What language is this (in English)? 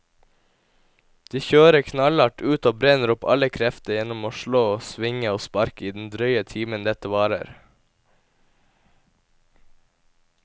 Norwegian